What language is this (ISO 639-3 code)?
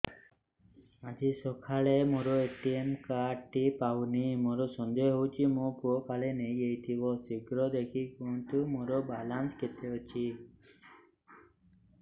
ori